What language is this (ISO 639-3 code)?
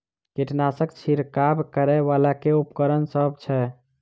mai